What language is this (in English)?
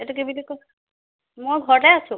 Assamese